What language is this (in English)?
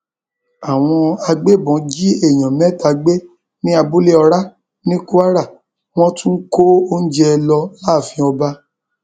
Yoruba